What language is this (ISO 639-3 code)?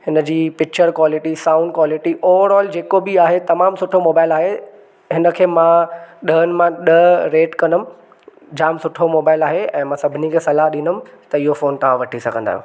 snd